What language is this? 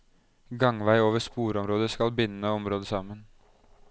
Norwegian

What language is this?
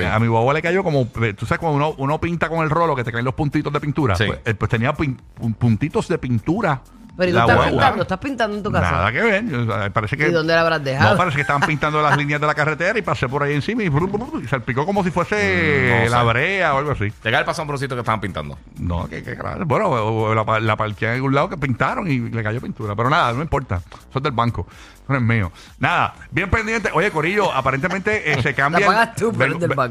Spanish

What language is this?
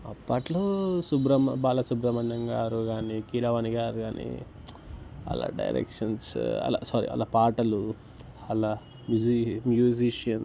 Telugu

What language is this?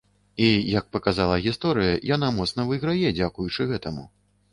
Belarusian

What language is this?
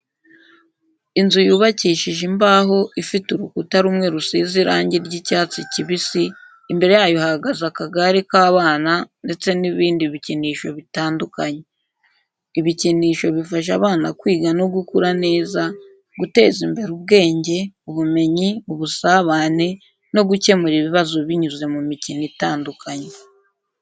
Kinyarwanda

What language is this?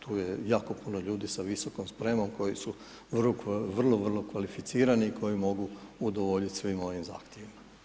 Croatian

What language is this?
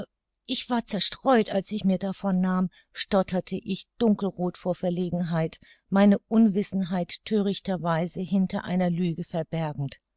German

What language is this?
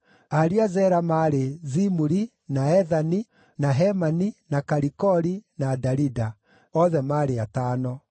Kikuyu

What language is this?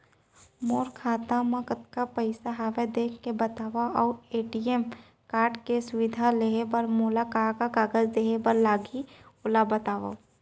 Chhattisgarhi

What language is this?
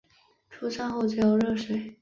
Chinese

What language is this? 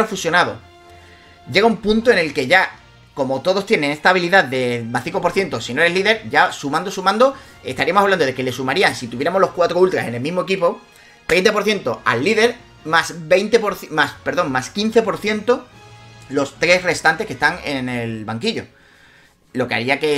Spanish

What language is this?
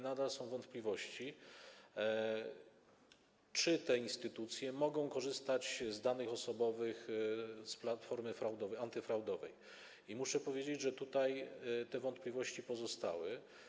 Polish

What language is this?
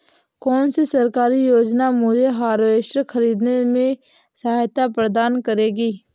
Hindi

